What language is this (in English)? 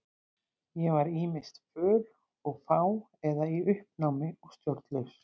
Icelandic